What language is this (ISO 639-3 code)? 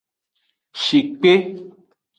ajg